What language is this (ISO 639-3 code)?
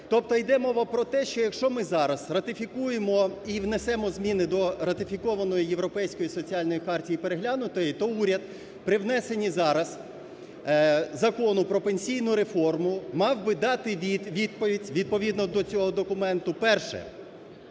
ukr